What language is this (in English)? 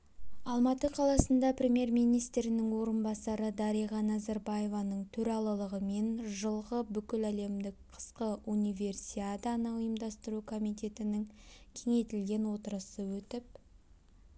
Kazakh